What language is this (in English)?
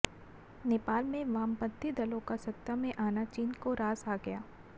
Hindi